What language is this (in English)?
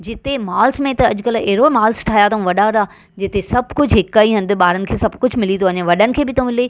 Sindhi